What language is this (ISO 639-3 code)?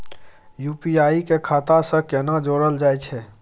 mai